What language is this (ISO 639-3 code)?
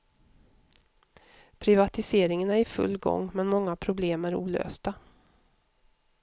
swe